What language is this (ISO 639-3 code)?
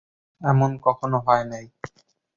ben